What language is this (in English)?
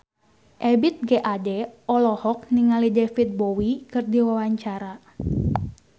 Sundanese